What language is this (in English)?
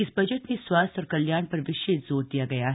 Hindi